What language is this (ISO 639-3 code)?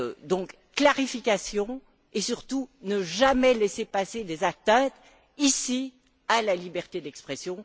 fra